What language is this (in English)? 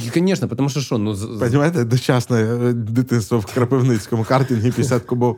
Ukrainian